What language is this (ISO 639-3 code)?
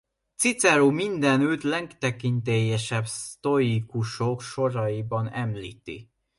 hun